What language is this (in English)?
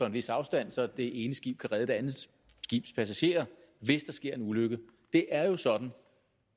Danish